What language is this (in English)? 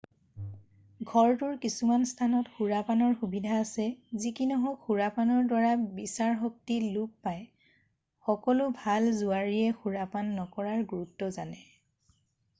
Assamese